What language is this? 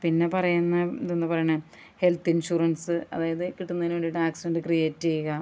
Malayalam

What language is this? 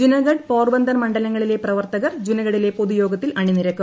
Malayalam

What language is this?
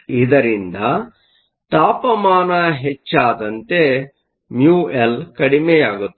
Kannada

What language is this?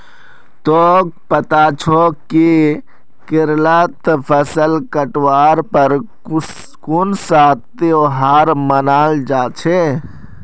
Magahi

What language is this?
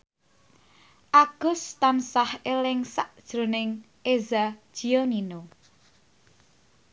Javanese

